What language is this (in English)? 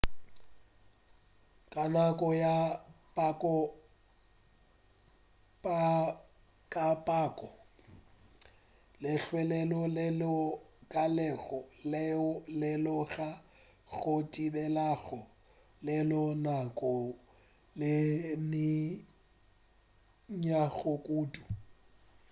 Northern Sotho